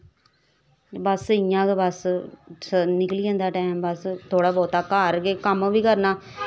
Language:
Dogri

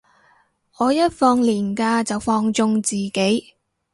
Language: Cantonese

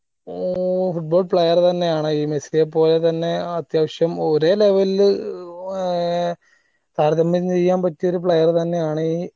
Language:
Malayalam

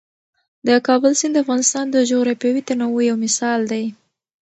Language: Pashto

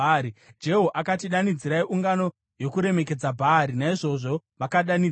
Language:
Shona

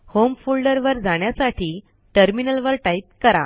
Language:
Marathi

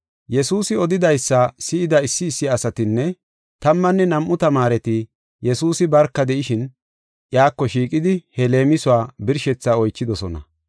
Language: Gofa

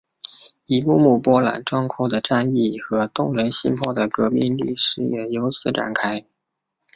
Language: Chinese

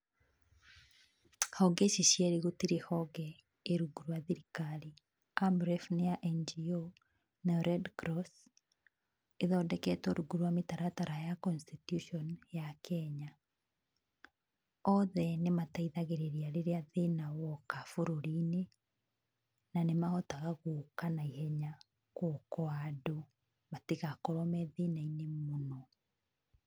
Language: Kikuyu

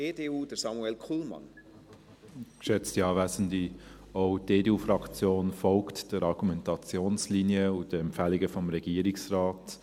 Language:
Swiss German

